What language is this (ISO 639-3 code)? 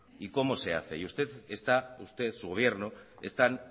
spa